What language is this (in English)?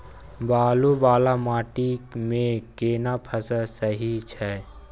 Maithili